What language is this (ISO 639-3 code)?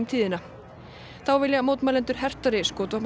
isl